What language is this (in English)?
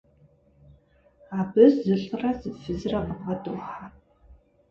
Kabardian